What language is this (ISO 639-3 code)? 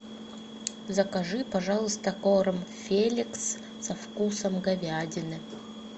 rus